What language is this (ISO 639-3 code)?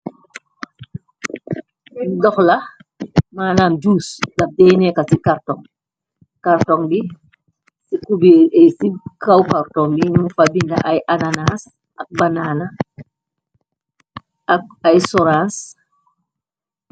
wol